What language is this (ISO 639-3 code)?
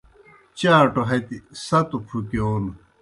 plk